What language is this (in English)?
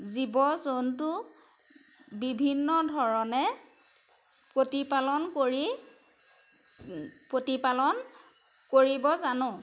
Assamese